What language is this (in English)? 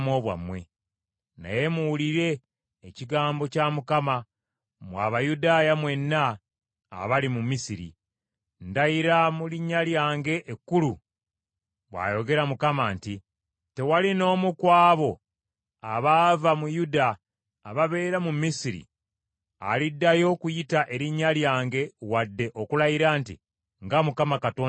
Ganda